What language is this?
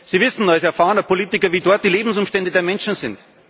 German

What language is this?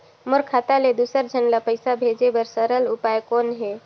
Chhattisgarhi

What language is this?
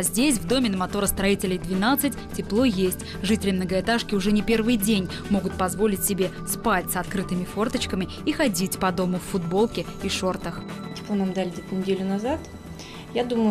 Russian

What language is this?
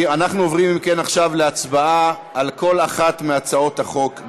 Hebrew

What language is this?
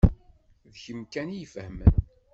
Kabyle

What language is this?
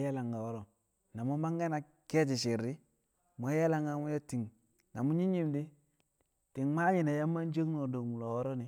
Kamo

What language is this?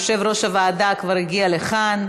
Hebrew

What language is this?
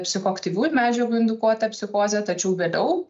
Lithuanian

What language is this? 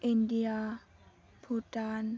Bodo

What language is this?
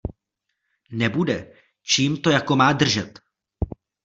Czech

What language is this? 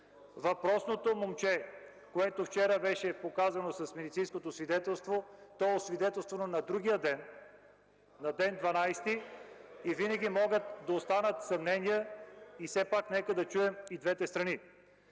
Bulgarian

